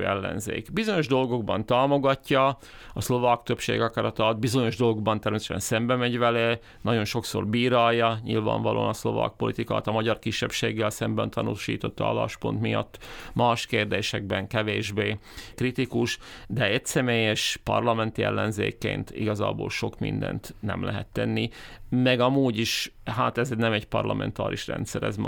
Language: Hungarian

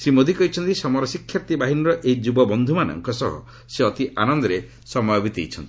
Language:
Odia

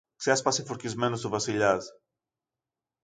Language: Greek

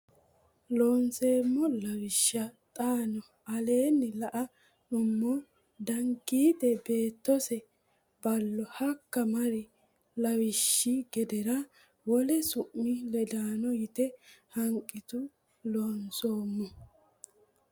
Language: Sidamo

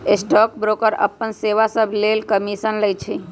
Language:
Magahi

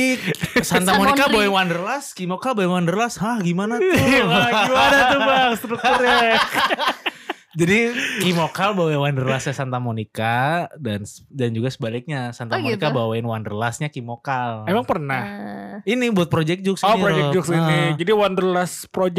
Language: Indonesian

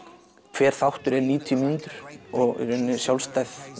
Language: Icelandic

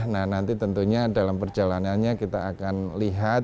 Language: Indonesian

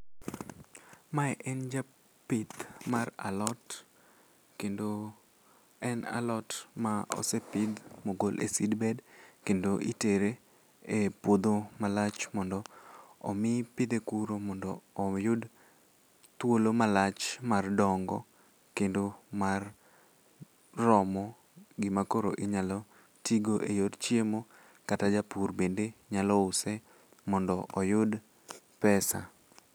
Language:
Luo (Kenya and Tanzania)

